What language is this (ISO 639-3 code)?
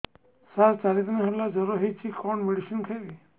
ori